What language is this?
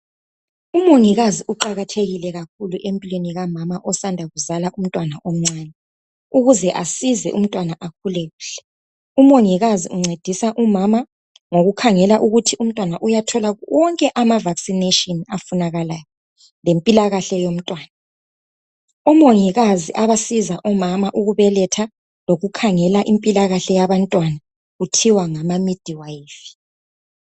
North Ndebele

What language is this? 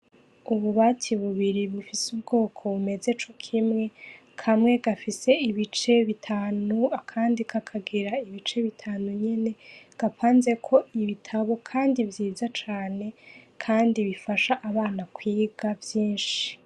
Rundi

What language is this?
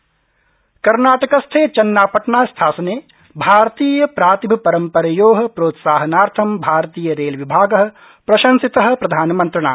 Sanskrit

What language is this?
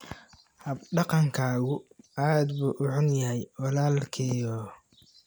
Somali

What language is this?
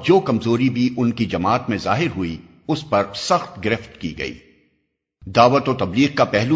Urdu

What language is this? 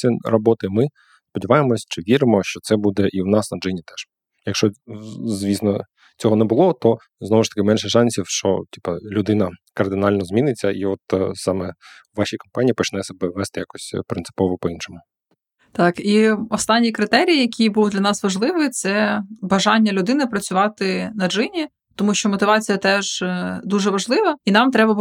Ukrainian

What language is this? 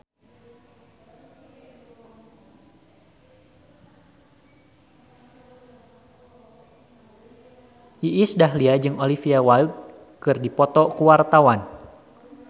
Sundanese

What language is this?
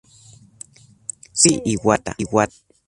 Spanish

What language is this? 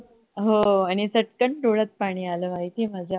Marathi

